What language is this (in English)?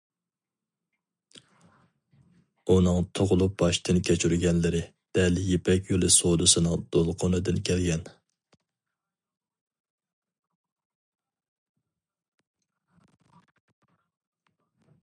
Uyghur